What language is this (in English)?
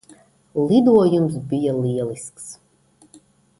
Latvian